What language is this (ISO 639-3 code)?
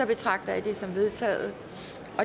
dan